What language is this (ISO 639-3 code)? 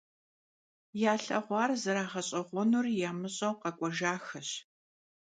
kbd